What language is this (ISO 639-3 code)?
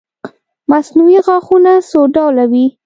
pus